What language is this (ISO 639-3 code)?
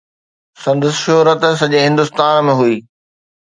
snd